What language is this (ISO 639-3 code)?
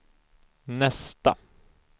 swe